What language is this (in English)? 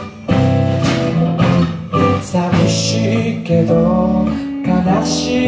Spanish